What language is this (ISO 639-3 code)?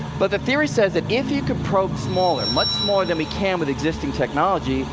eng